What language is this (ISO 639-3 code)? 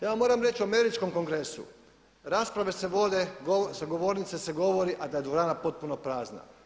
hrv